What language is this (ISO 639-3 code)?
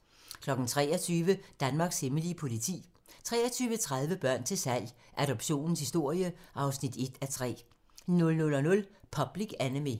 dan